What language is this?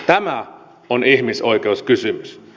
Finnish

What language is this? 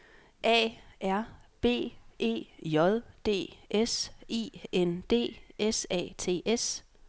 Danish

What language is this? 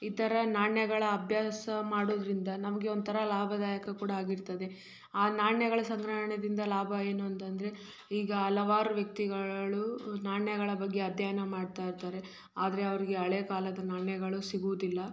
Kannada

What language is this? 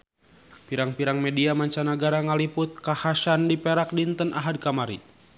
Sundanese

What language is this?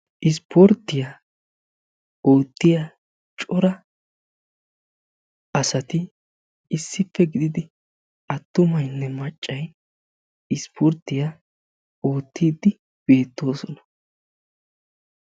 Wolaytta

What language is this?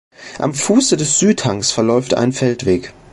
German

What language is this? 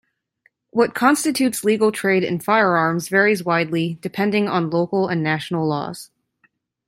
English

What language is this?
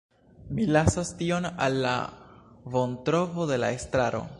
Esperanto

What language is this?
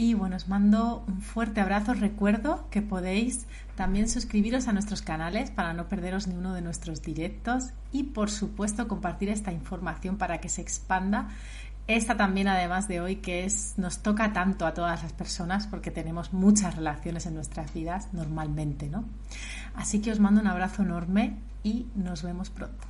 Spanish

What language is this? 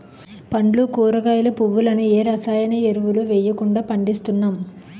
Telugu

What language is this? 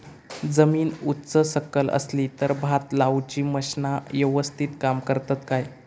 Marathi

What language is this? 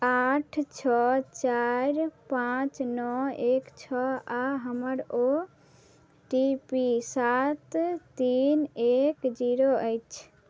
Maithili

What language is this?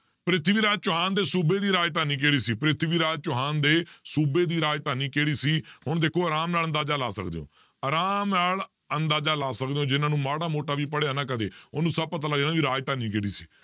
Punjabi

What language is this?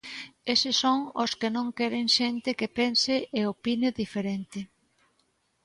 Galician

